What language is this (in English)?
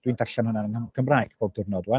Welsh